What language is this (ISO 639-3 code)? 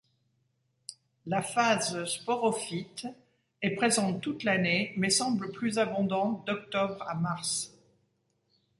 fra